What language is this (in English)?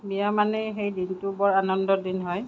Assamese